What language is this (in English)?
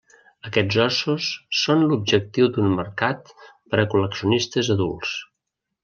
Catalan